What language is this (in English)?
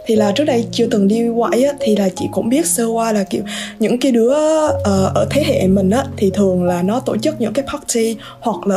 Vietnamese